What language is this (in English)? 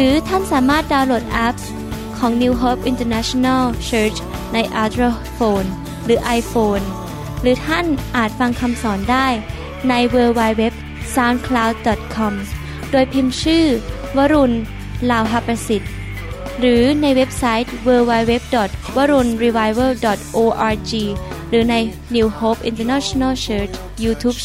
Thai